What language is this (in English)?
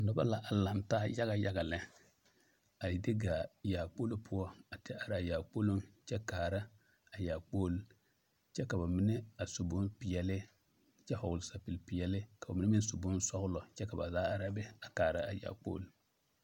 Southern Dagaare